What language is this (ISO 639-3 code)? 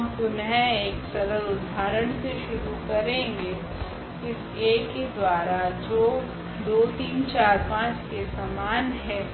hin